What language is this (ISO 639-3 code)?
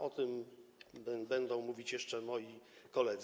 pol